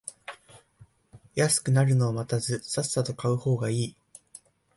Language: Japanese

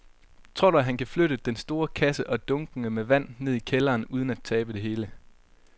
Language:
Danish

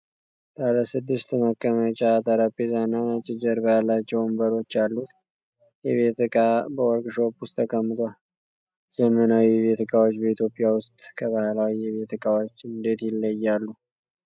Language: Amharic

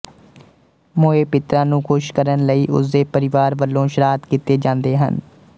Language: Punjabi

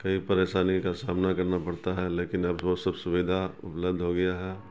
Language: Urdu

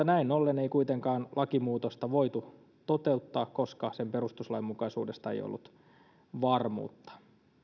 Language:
Finnish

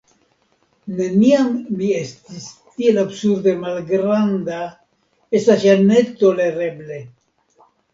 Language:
Esperanto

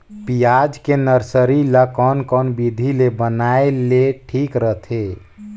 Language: Chhattisgarhi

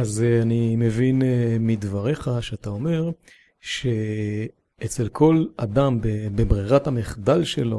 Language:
Hebrew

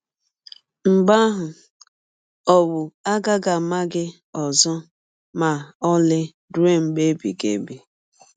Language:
Igbo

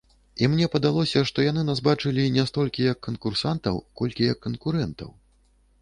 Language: Belarusian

